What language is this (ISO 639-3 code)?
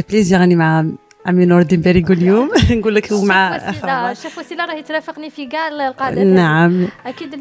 ara